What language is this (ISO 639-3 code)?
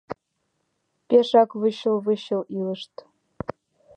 chm